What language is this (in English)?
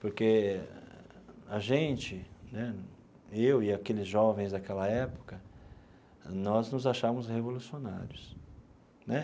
Portuguese